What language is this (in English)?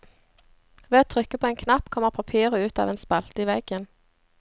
Norwegian